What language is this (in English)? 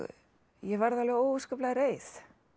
Icelandic